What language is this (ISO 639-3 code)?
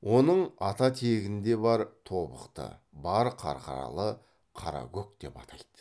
kaz